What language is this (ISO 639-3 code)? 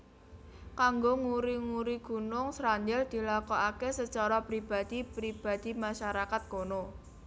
jav